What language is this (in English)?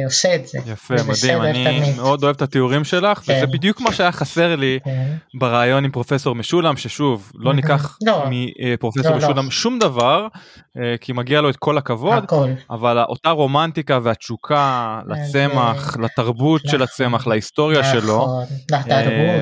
Hebrew